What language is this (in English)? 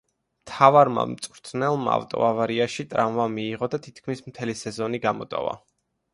Georgian